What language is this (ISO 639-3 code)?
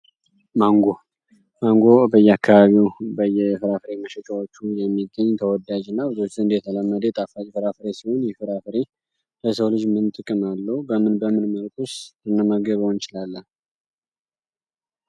amh